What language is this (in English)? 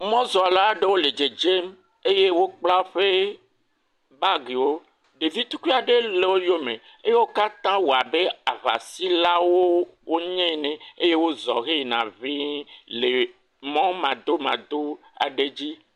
Ewe